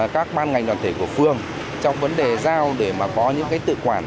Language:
Vietnamese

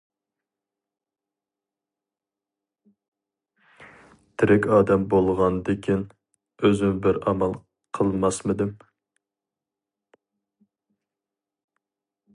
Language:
Uyghur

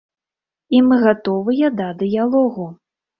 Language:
Belarusian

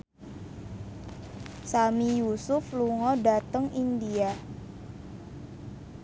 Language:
Javanese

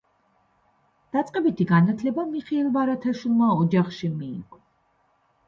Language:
Georgian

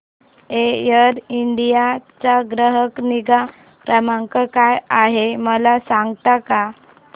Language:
Marathi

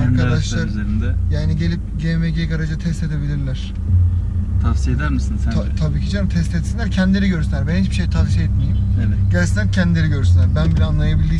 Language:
Turkish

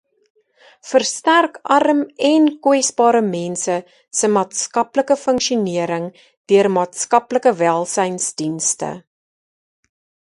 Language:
Afrikaans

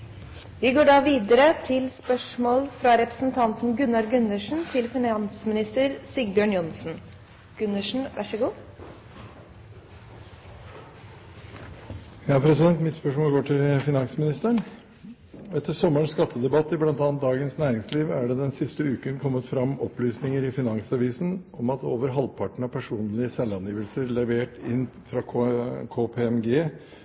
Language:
Norwegian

